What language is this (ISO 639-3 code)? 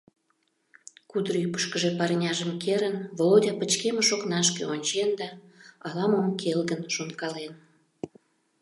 chm